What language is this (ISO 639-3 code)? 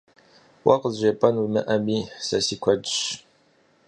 kbd